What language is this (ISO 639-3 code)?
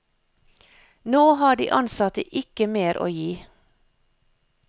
nor